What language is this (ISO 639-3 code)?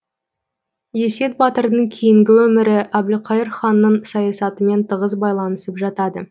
kaz